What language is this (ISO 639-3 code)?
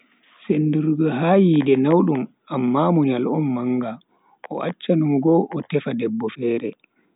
fui